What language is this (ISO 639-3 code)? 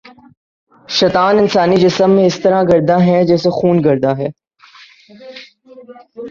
urd